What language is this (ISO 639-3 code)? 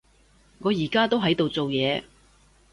yue